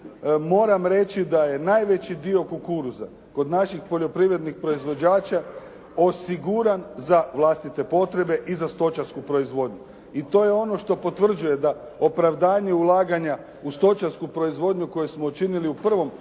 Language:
Croatian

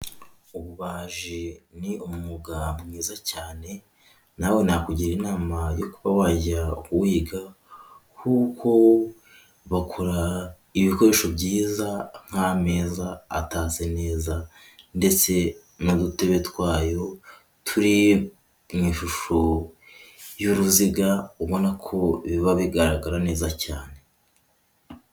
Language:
Kinyarwanda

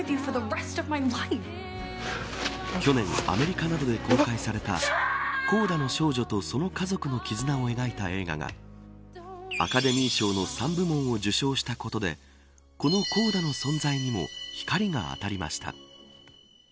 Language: Japanese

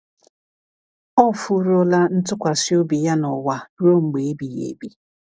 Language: Igbo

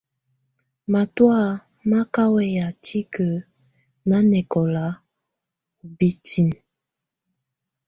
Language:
Tunen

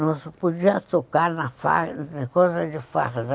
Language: Portuguese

